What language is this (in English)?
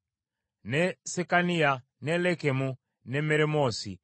Ganda